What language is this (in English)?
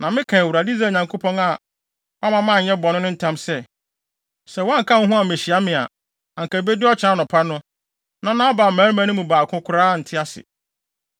Akan